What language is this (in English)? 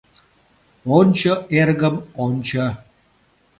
Mari